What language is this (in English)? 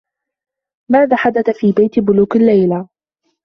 Arabic